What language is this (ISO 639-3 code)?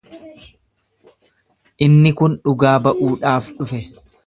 orm